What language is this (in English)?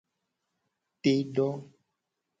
Gen